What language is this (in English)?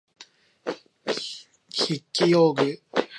Japanese